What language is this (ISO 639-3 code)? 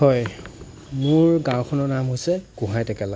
asm